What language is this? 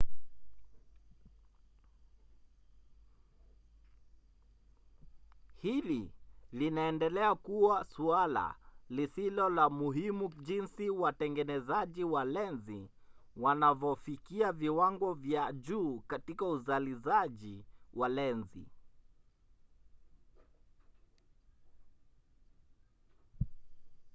Swahili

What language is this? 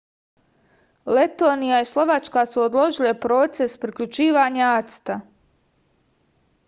Serbian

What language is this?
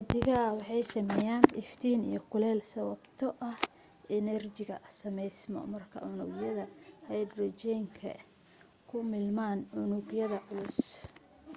Somali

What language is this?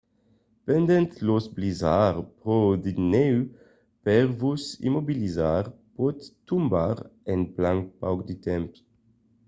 Occitan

